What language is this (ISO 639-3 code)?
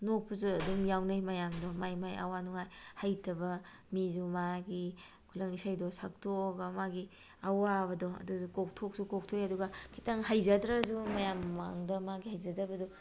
mni